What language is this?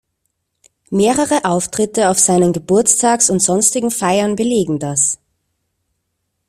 German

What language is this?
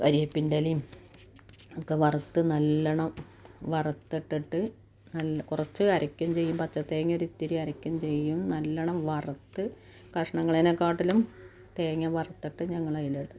Malayalam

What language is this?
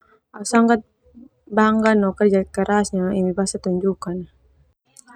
Termanu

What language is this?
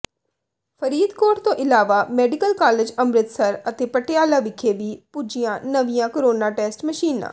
Punjabi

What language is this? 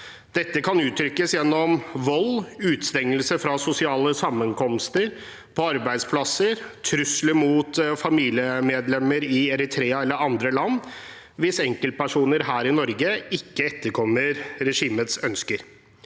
Norwegian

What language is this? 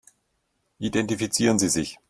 German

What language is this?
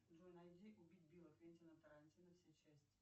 Russian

